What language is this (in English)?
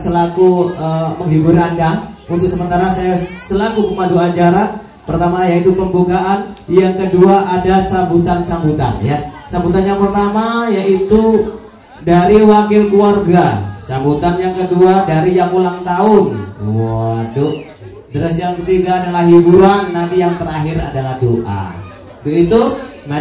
Indonesian